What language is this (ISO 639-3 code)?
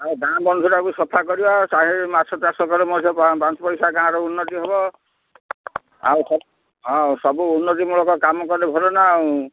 ori